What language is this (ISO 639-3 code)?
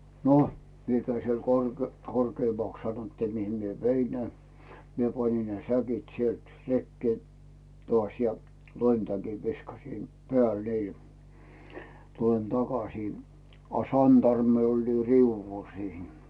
fin